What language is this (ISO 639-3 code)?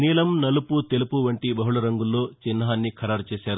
tel